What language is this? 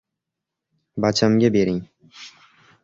Uzbek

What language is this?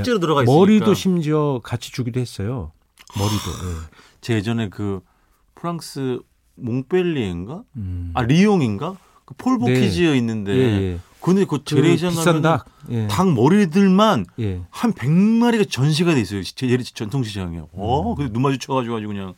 Korean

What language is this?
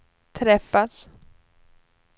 Swedish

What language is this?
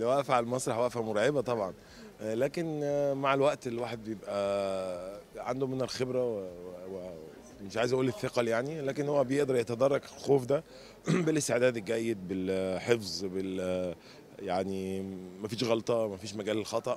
Arabic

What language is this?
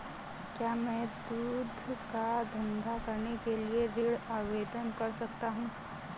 Hindi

